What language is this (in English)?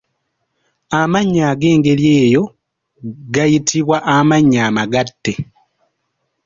Ganda